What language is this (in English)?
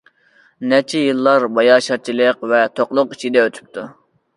Uyghur